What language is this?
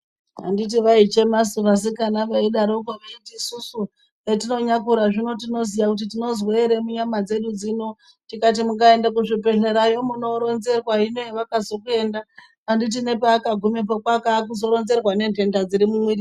Ndau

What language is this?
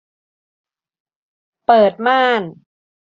Thai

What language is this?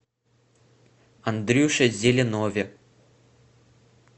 Russian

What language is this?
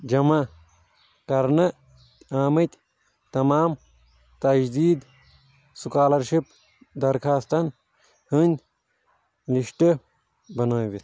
Kashmiri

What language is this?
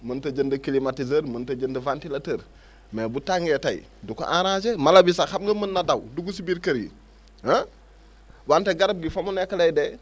Wolof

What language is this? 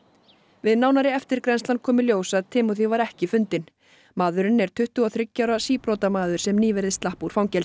Icelandic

